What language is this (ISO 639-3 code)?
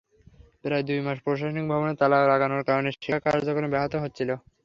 ben